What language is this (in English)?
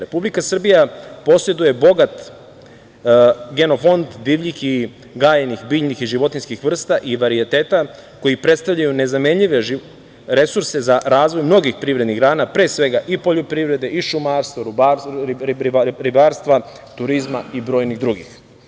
Serbian